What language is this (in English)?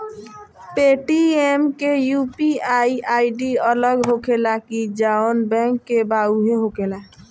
Bhojpuri